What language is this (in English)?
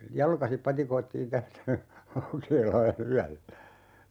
Finnish